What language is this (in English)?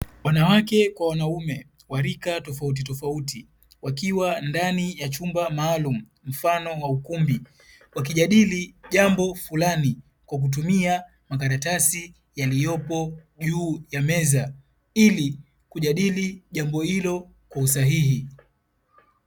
Swahili